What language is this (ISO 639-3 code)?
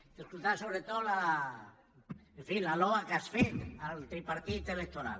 cat